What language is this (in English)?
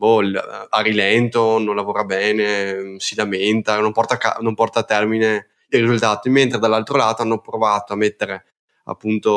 Italian